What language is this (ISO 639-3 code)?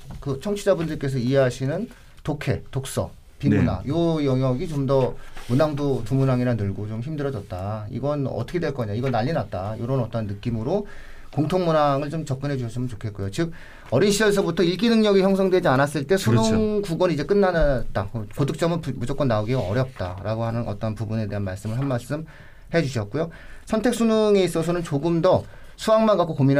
kor